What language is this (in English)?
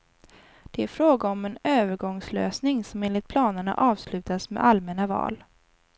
Swedish